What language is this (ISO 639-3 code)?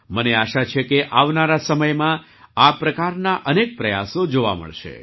guj